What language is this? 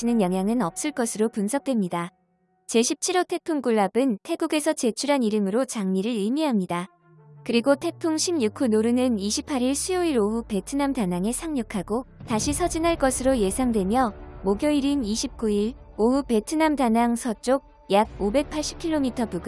Korean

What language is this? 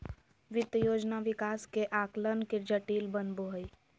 Magahi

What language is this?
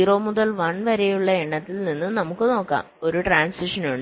Malayalam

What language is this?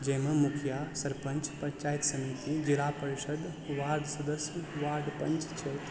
Maithili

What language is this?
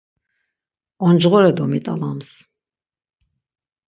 Laz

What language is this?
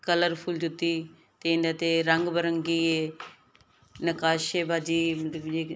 Punjabi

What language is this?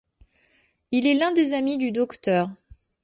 French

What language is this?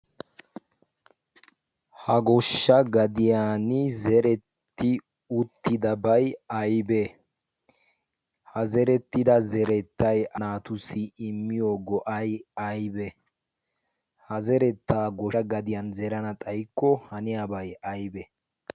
Wolaytta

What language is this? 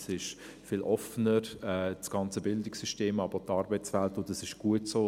Swiss German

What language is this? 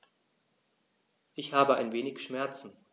German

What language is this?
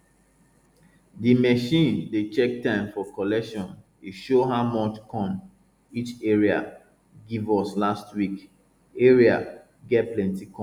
Nigerian Pidgin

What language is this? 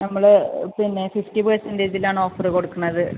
Malayalam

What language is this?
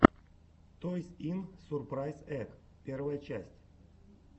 Russian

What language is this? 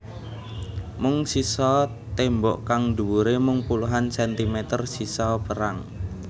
Javanese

